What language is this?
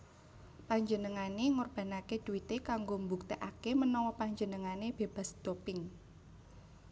Javanese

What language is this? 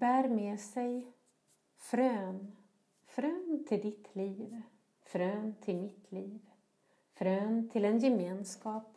Swedish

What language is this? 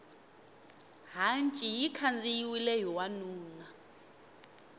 Tsonga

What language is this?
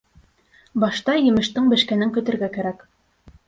Bashkir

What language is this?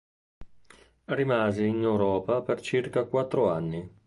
Italian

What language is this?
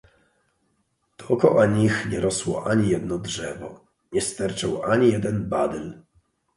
Polish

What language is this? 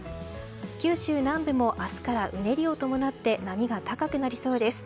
Japanese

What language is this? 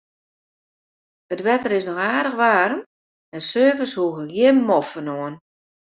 Western Frisian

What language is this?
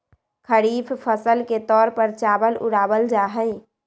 Magahi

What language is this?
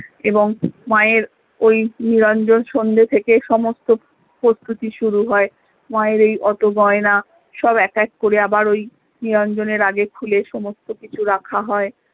Bangla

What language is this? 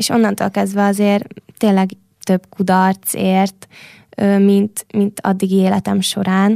Hungarian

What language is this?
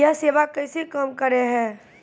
Maithili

